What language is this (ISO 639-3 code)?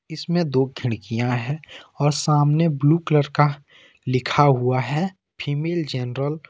hin